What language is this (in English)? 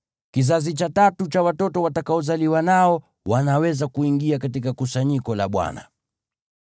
Swahili